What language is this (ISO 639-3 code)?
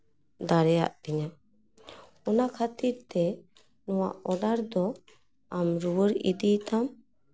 sat